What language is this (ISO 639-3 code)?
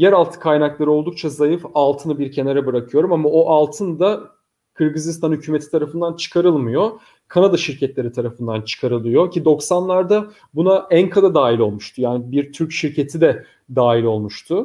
tur